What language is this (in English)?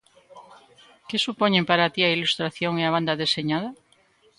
Galician